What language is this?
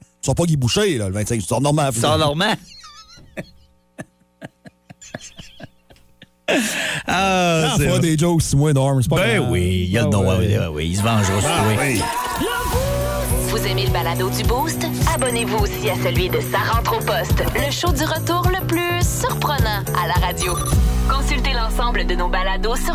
French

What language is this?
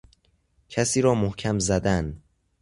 Persian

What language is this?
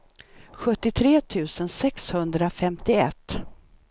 Swedish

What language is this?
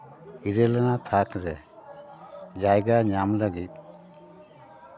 Santali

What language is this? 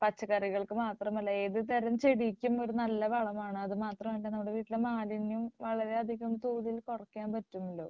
Malayalam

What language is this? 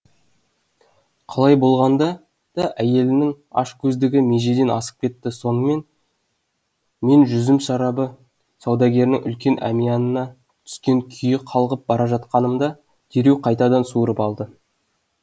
Kazakh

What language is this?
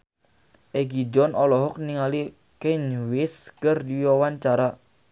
Sundanese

